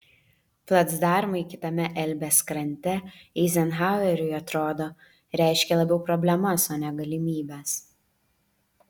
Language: Lithuanian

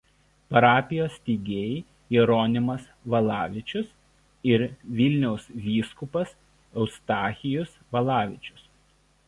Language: Lithuanian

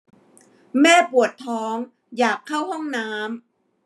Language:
Thai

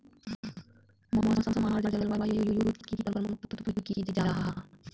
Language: Magahi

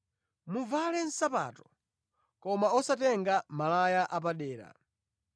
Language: Nyanja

